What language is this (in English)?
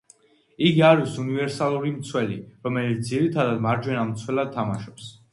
Georgian